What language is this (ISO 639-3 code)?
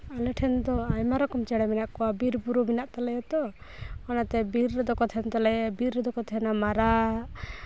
sat